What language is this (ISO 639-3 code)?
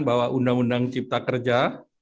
ind